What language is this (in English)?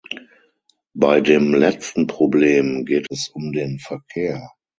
German